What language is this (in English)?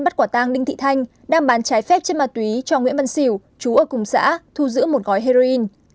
Vietnamese